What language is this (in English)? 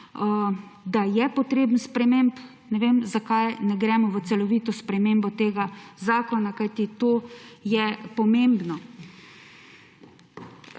Slovenian